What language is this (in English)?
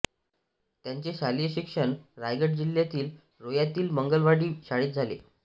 Marathi